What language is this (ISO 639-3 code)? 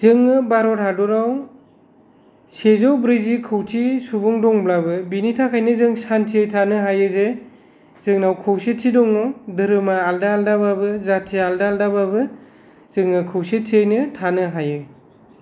brx